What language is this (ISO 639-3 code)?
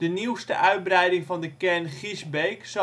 nld